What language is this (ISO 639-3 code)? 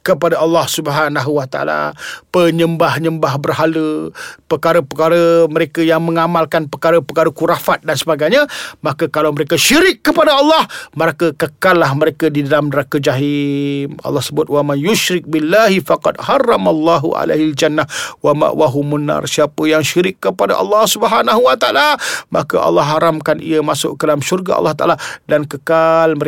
msa